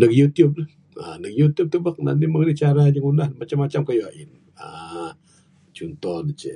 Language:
Bukar-Sadung Bidayuh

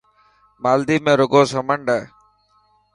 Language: Dhatki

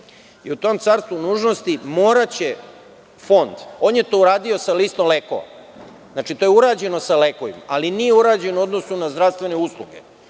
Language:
Serbian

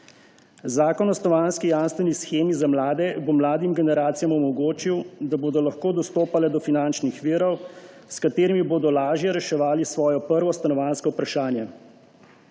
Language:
Slovenian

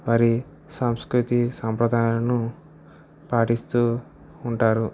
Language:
Telugu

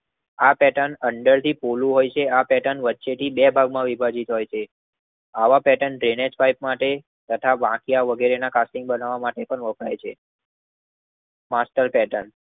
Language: Gujarati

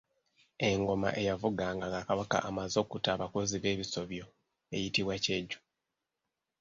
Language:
Ganda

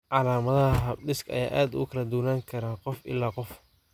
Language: Somali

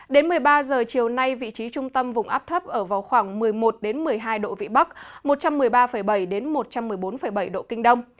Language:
Vietnamese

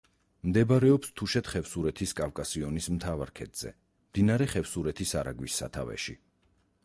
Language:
Georgian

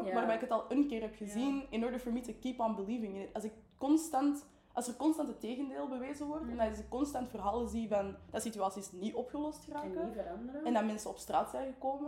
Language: Dutch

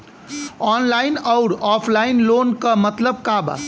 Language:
Bhojpuri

